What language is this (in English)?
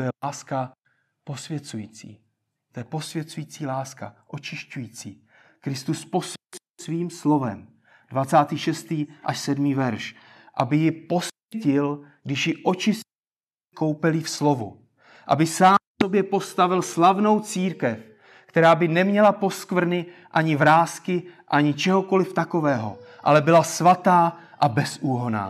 Czech